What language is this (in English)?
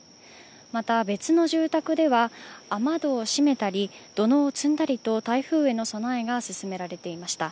Japanese